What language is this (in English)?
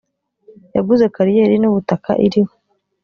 Kinyarwanda